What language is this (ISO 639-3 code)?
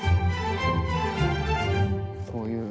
jpn